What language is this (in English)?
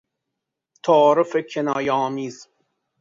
Persian